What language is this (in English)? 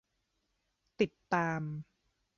Thai